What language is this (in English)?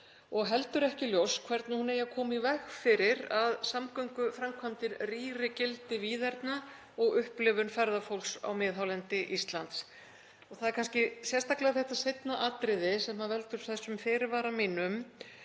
Icelandic